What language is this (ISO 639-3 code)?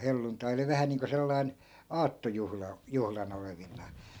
fin